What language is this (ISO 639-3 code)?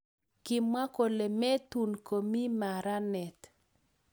kln